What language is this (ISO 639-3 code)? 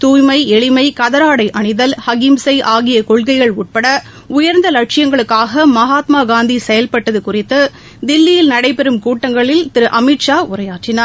tam